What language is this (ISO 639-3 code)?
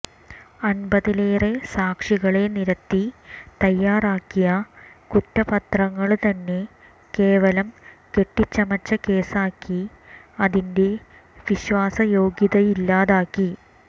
mal